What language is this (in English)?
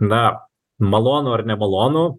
Lithuanian